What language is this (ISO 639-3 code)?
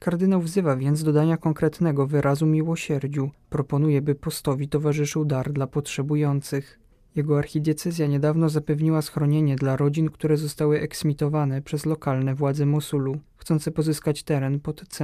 pol